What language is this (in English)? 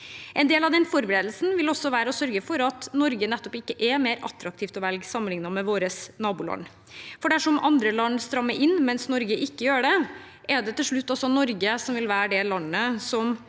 Norwegian